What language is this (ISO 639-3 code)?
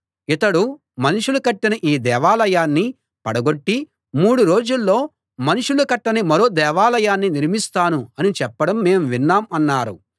tel